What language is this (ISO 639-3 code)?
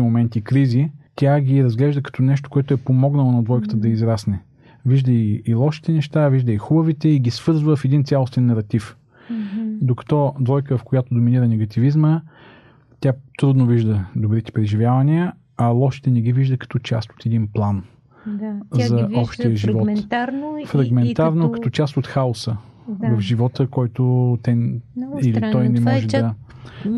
bul